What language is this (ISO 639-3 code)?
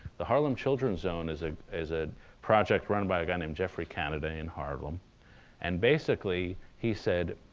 eng